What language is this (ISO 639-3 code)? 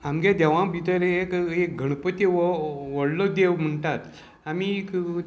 kok